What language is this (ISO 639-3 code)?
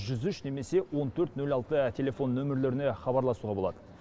kaz